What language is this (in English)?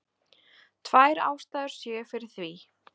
Icelandic